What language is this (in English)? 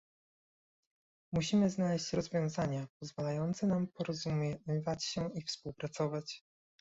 Polish